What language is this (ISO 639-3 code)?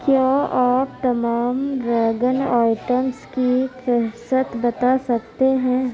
urd